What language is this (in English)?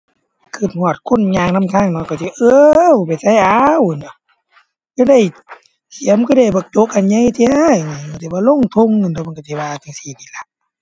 Thai